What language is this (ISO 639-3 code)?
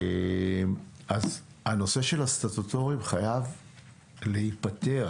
heb